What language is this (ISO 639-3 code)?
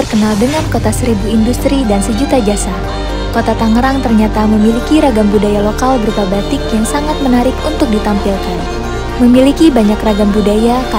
ind